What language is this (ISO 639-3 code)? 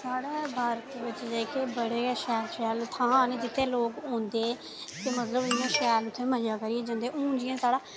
doi